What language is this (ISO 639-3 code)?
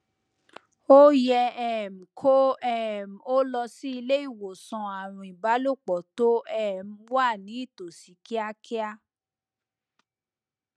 yor